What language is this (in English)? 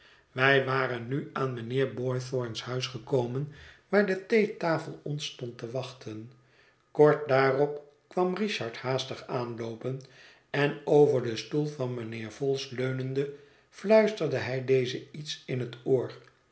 Dutch